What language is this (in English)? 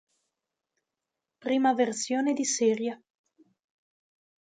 Italian